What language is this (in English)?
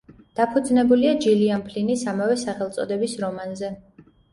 Georgian